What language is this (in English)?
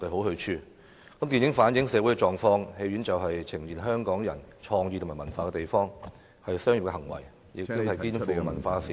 Cantonese